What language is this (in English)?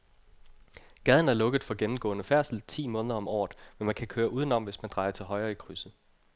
Danish